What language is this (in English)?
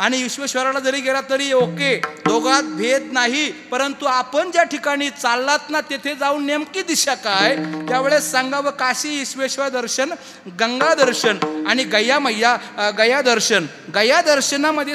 Arabic